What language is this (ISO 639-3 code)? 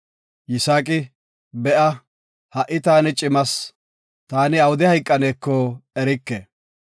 gof